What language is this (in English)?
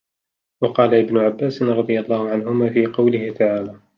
Arabic